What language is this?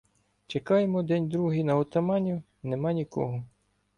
Ukrainian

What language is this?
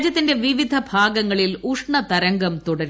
Malayalam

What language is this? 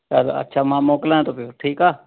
Sindhi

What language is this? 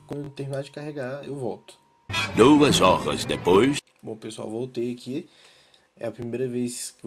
Portuguese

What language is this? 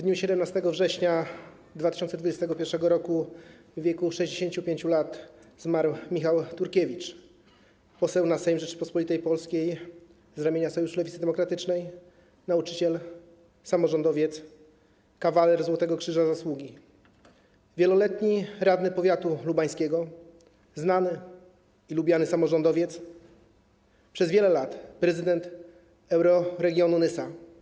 Polish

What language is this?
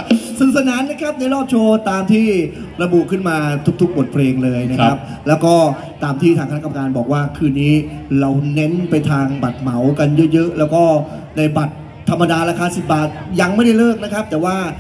Thai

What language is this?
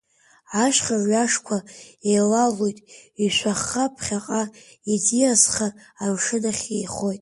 Abkhazian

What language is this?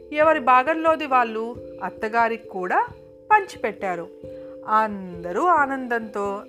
Telugu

